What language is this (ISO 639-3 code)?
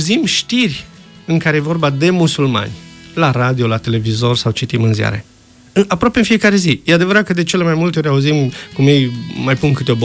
ron